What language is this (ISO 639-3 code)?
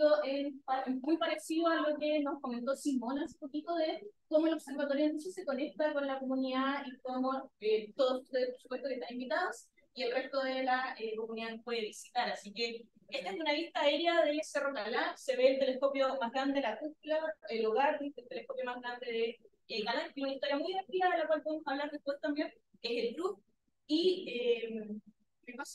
spa